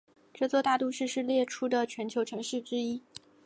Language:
Chinese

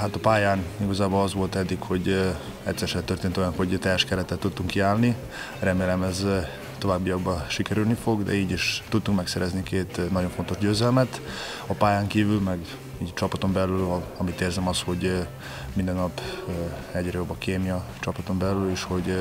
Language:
Hungarian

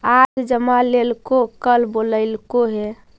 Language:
Magahi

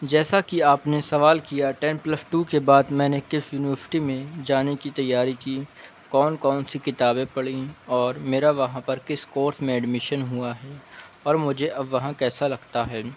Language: Urdu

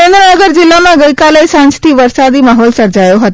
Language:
Gujarati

